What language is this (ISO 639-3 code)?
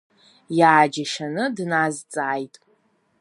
abk